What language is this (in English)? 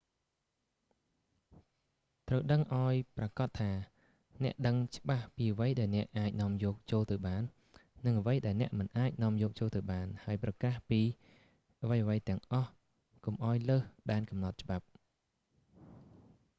Khmer